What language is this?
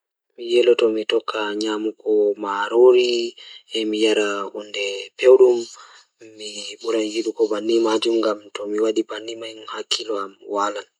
Fula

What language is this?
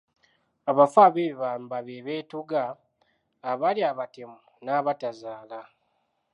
Ganda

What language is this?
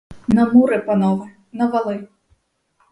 Ukrainian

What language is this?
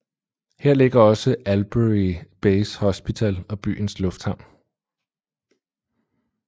Danish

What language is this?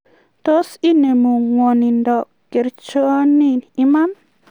Kalenjin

